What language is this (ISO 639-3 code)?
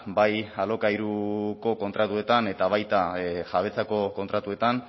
eus